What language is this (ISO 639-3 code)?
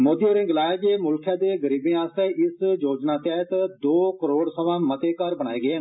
doi